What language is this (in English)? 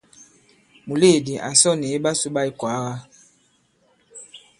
Bankon